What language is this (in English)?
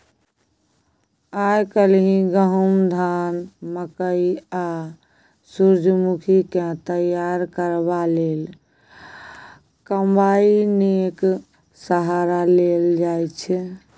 Maithili